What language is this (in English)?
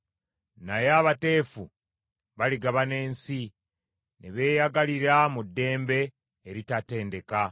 Ganda